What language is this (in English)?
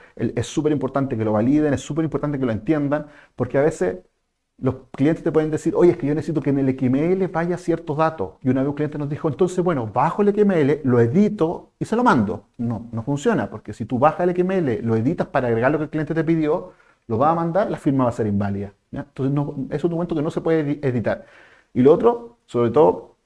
Spanish